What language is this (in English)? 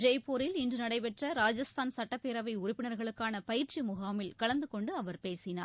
Tamil